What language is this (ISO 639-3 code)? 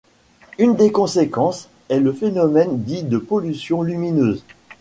fra